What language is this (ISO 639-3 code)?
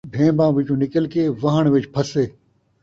skr